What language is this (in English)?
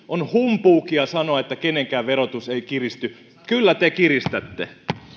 Finnish